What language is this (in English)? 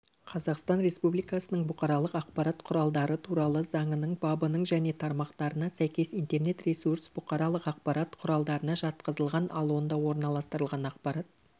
Kazakh